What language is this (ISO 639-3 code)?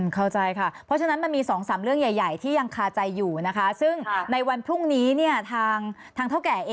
tha